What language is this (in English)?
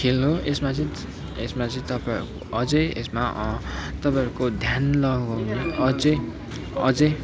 Nepali